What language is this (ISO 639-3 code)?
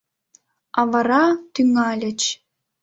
chm